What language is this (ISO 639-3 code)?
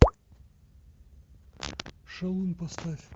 rus